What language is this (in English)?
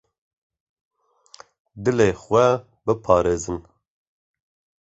Kurdish